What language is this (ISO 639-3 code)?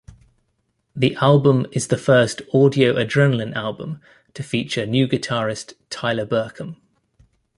eng